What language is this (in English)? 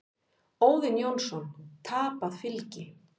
Icelandic